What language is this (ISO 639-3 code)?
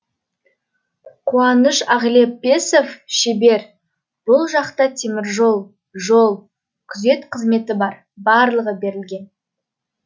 kaz